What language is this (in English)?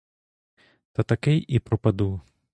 Ukrainian